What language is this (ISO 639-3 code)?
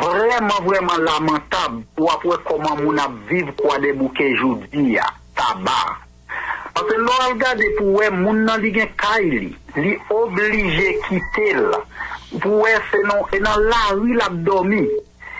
fra